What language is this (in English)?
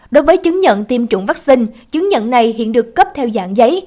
Vietnamese